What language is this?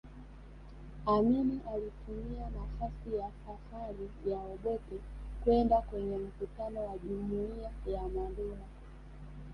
Swahili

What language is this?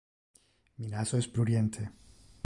Interlingua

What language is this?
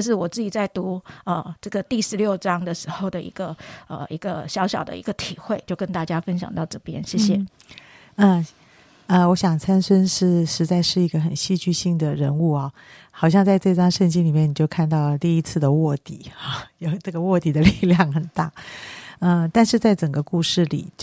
Chinese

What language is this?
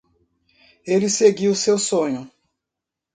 Portuguese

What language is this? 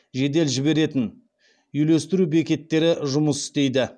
Kazakh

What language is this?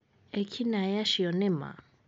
Kikuyu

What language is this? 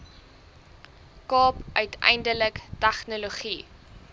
Afrikaans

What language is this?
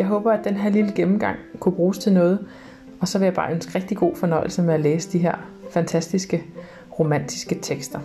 Danish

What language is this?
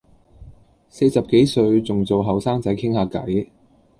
Cantonese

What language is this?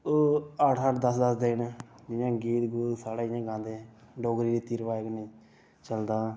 Dogri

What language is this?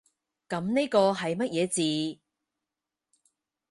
Cantonese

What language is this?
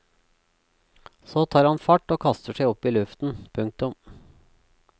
Norwegian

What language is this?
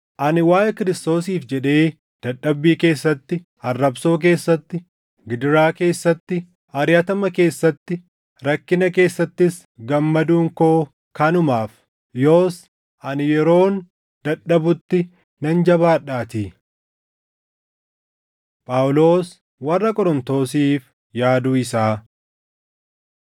Oromo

